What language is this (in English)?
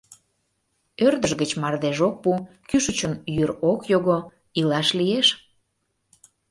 Mari